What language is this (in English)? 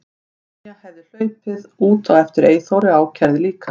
Icelandic